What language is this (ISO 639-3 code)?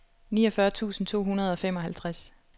dan